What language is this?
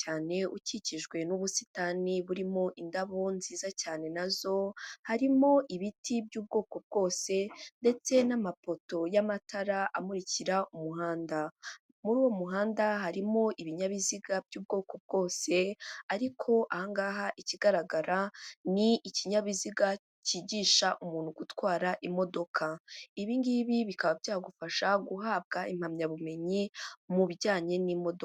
Kinyarwanda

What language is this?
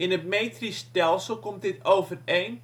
Dutch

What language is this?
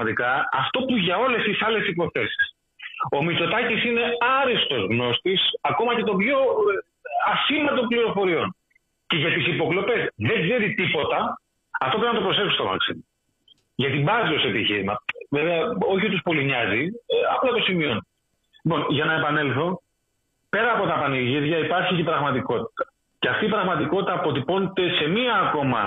Greek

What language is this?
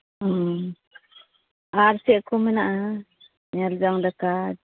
Santali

